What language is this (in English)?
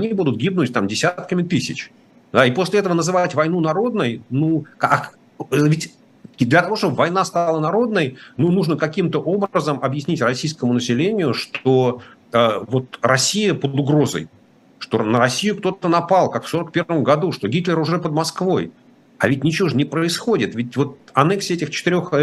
Russian